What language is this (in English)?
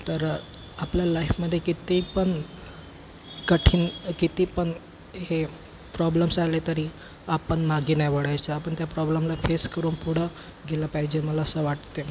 Marathi